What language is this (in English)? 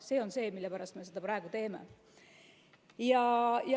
Estonian